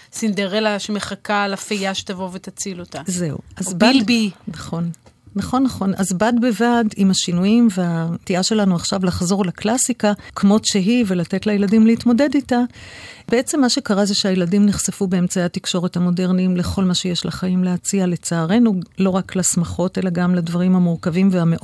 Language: Hebrew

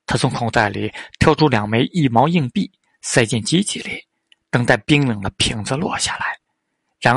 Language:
Chinese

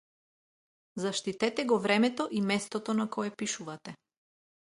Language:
Macedonian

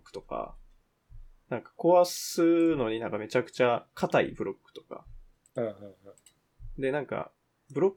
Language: Japanese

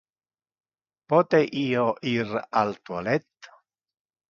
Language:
Interlingua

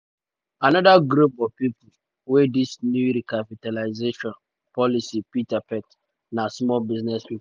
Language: Nigerian Pidgin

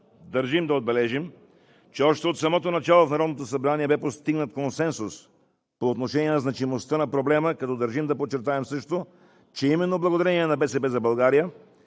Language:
Bulgarian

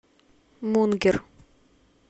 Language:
Russian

